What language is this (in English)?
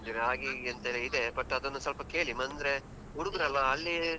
Kannada